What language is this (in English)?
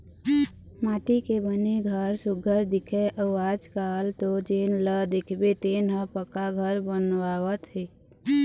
Chhattisgarhi